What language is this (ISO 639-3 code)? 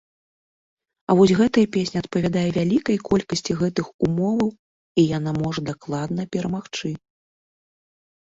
bel